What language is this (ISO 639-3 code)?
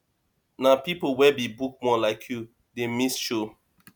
pcm